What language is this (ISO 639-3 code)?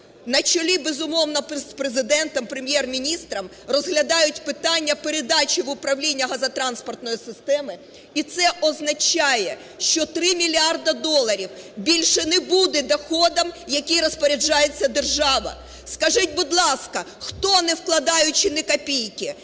ukr